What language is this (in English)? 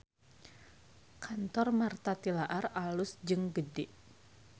Sundanese